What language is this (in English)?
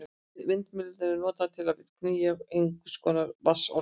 Icelandic